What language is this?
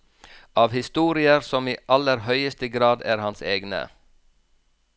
Norwegian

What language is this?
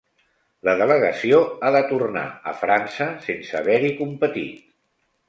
Catalan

